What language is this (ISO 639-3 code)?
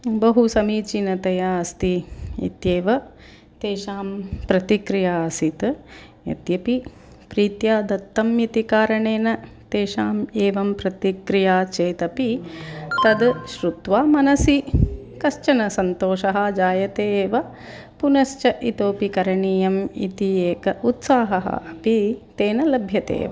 san